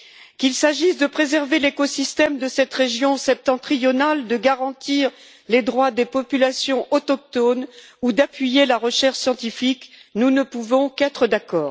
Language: French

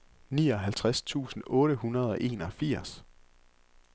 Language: Danish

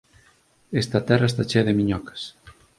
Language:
Galician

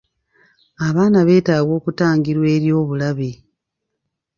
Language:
Ganda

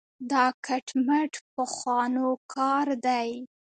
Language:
Pashto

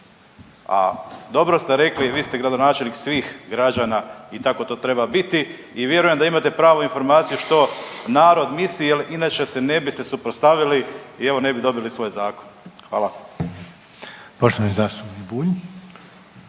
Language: Croatian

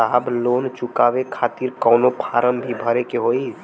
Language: Bhojpuri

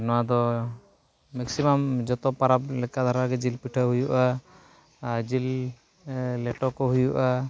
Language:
Santali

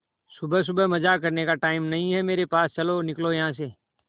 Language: Hindi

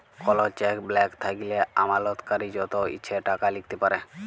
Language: Bangla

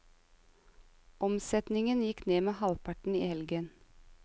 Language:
Norwegian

